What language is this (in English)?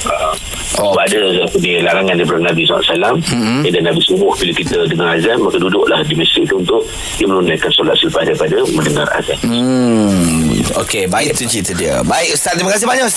Malay